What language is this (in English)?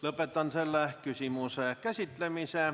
Estonian